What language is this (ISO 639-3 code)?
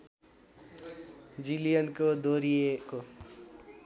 nep